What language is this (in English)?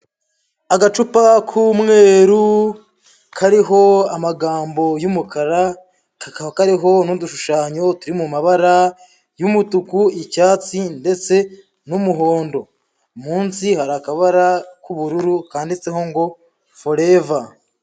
Kinyarwanda